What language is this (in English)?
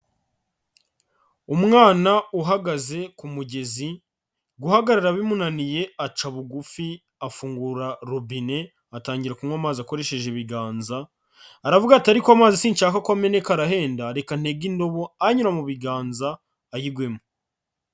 Kinyarwanda